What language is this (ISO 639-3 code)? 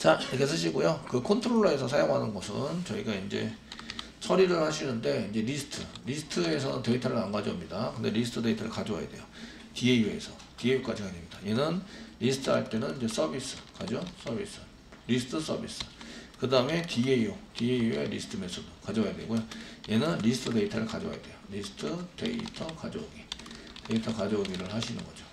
kor